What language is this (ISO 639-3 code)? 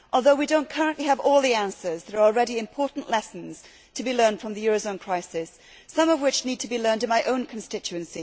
eng